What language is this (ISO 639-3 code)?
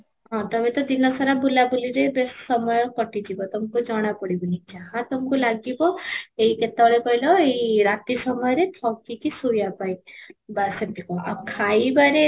ori